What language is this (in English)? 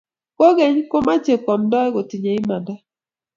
Kalenjin